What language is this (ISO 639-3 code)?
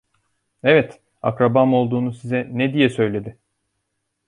tur